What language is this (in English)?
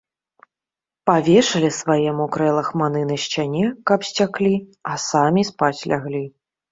Belarusian